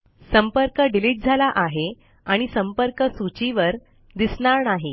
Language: Marathi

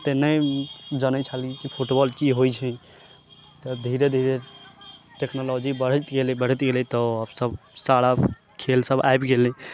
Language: Maithili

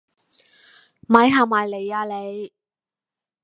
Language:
Cantonese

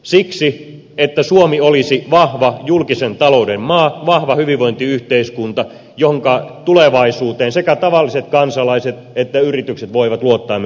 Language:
Finnish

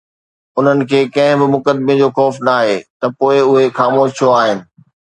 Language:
Sindhi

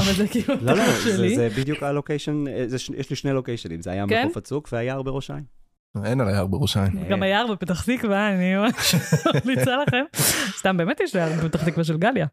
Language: Hebrew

